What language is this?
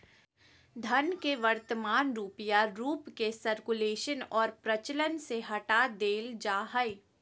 Magahi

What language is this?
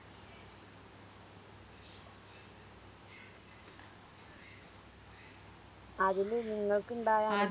Malayalam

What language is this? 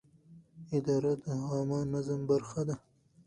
Pashto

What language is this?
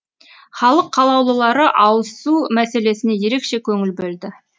Kazakh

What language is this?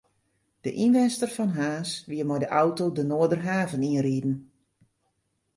Western Frisian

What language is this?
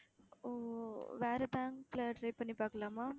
Tamil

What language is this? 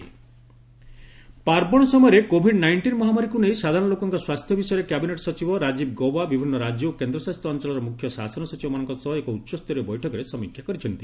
Odia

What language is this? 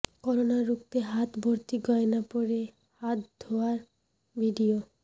Bangla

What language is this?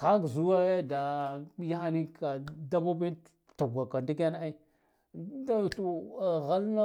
Guduf-Gava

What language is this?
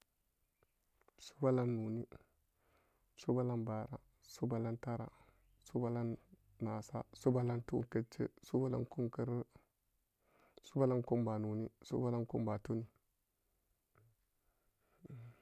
Samba Daka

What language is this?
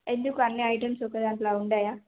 Telugu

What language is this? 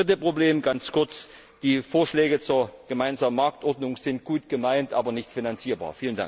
German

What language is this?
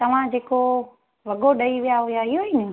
Sindhi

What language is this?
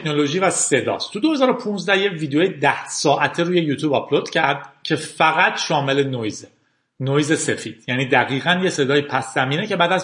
Persian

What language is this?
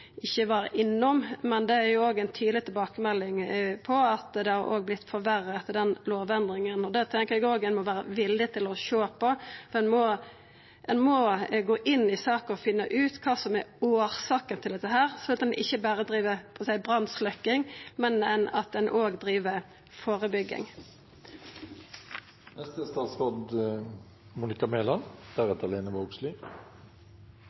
Norwegian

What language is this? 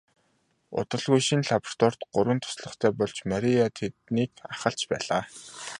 Mongolian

